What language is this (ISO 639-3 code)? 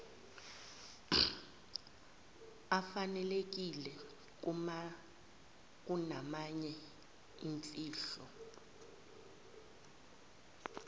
zul